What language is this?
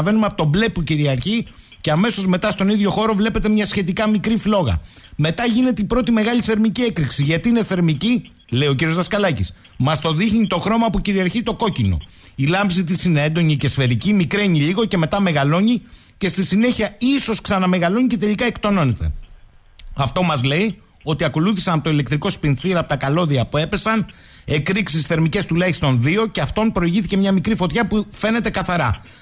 Greek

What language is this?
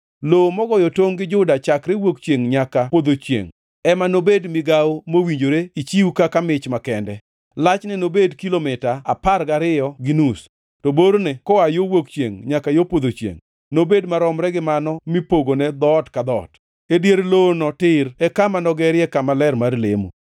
Luo (Kenya and Tanzania)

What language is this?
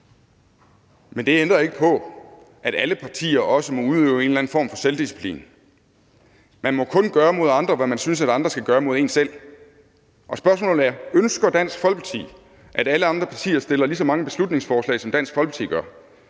Danish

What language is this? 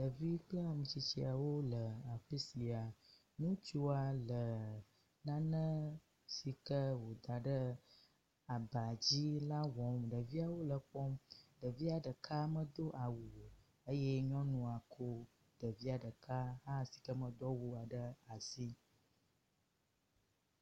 Ewe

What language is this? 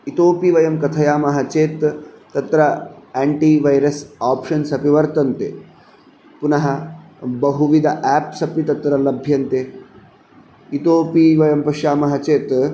Sanskrit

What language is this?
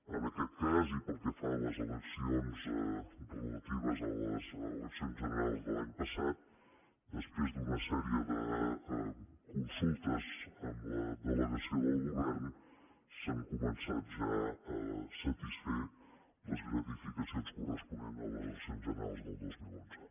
Catalan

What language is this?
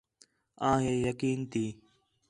Khetrani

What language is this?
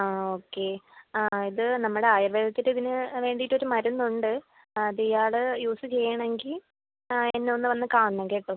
Malayalam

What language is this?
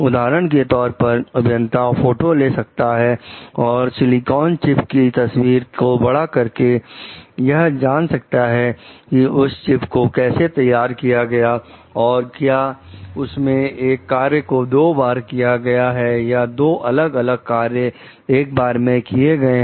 Hindi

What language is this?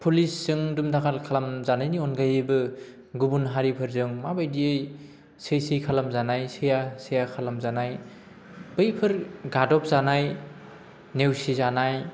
Bodo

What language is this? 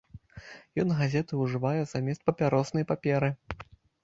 Belarusian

